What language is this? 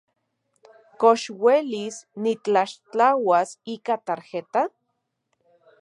Central Puebla Nahuatl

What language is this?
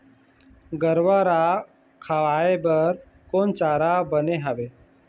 Chhattisgarhi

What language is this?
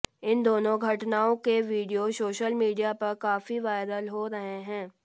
Hindi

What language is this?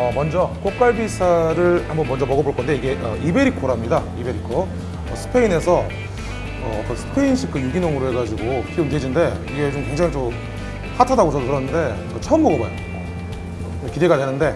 Korean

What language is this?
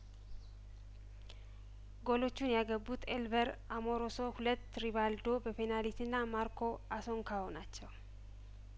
Amharic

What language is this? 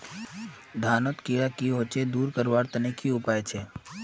Magahi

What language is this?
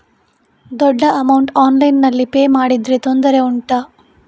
Kannada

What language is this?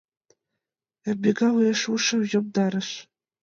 Mari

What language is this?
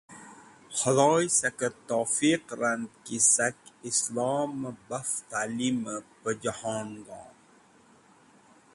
Wakhi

